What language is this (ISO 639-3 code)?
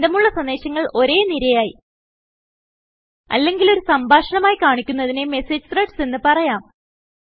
mal